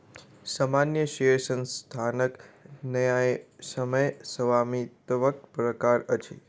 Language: Maithili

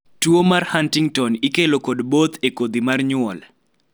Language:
Luo (Kenya and Tanzania)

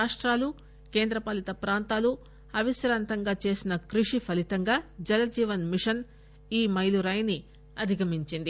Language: Telugu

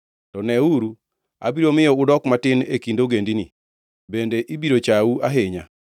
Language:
Luo (Kenya and Tanzania)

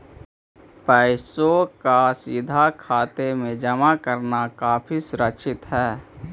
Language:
Magahi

